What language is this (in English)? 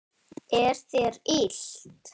Icelandic